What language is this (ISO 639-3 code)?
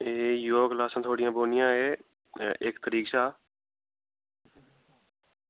doi